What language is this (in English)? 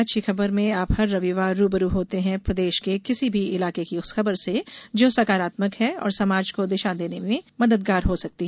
Hindi